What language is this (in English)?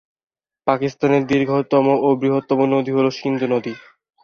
Bangla